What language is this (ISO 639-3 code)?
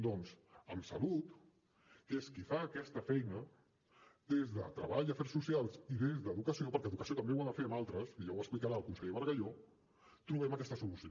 cat